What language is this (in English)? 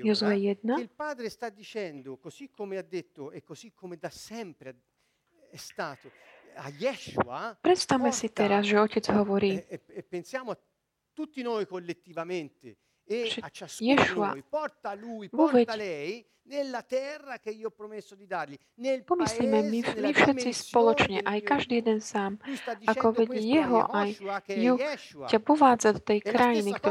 Slovak